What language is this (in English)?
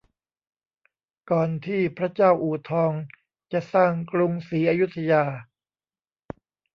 Thai